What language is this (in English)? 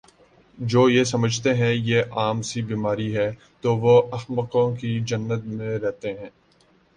Urdu